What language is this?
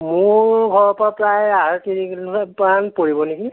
Assamese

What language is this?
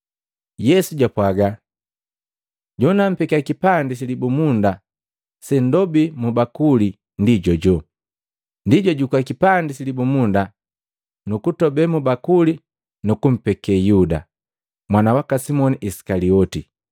Matengo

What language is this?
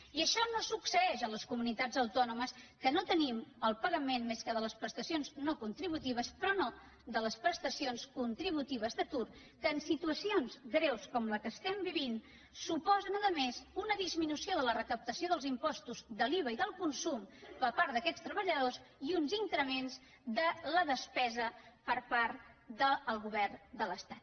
Catalan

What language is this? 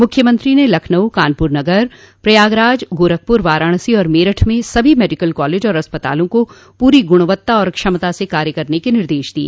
Hindi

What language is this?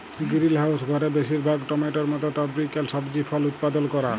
Bangla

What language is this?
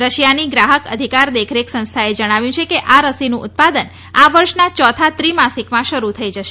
Gujarati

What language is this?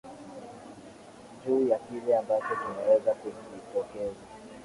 Swahili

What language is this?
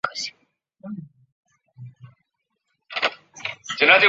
Chinese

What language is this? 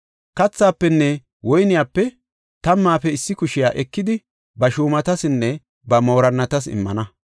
Gofa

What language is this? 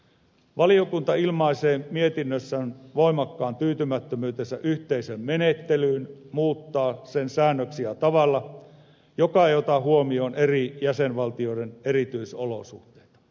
Finnish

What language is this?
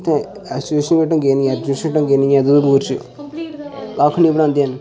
Dogri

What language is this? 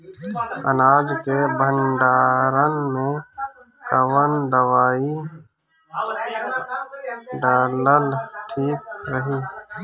Bhojpuri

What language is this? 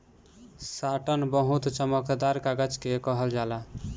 Bhojpuri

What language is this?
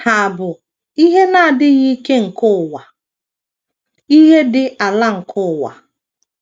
Igbo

